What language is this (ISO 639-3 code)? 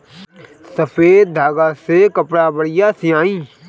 bho